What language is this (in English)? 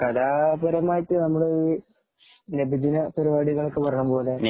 Malayalam